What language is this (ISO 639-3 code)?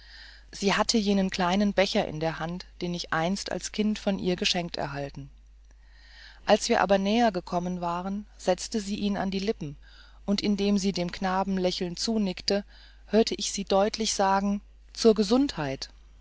deu